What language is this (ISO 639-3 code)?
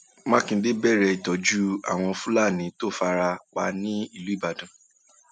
yor